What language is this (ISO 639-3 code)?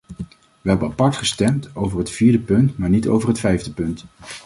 nld